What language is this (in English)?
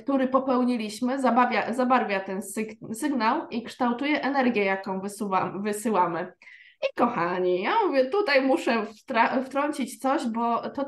Polish